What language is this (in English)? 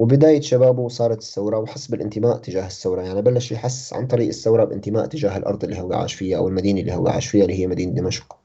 Arabic